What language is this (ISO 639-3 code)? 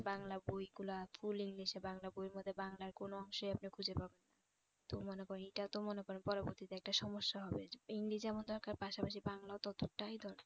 ben